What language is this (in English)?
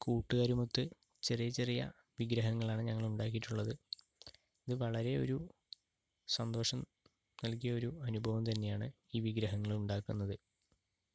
Malayalam